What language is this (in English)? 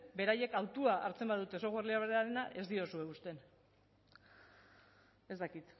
Basque